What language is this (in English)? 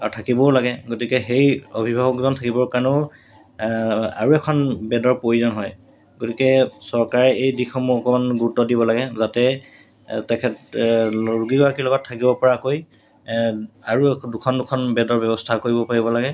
Assamese